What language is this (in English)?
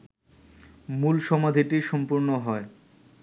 Bangla